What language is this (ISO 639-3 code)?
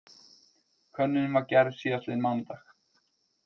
isl